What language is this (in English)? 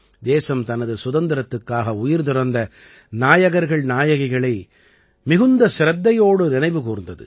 Tamil